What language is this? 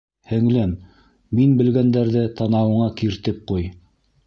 Bashkir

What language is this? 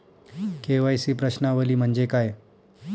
Marathi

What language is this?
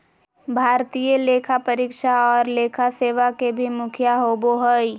Magahi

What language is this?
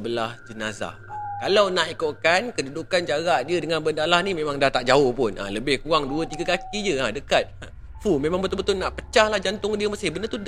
Malay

